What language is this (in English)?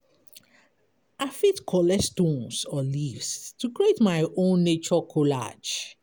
Nigerian Pidgin